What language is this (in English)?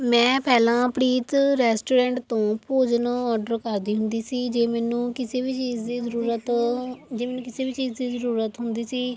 Punjabi